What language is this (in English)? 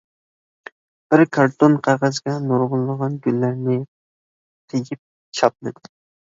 Uyghur